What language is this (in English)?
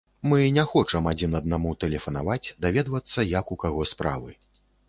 Belarusian